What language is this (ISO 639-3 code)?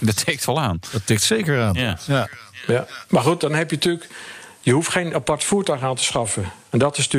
nld